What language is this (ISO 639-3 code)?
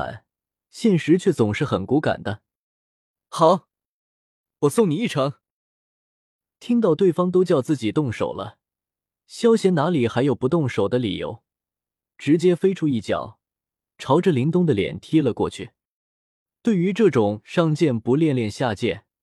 zho